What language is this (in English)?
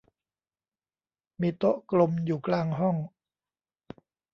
Thai